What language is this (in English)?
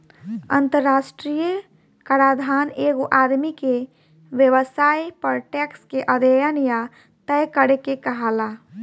Bhojpuri